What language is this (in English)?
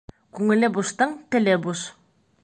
Bashkir